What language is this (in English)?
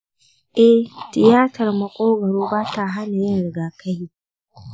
Hausa